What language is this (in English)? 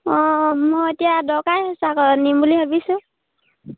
Assamese